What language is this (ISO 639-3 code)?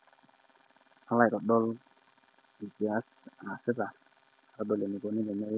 mas